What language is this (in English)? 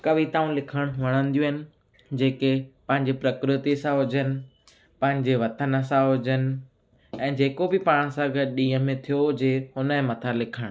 Sindhi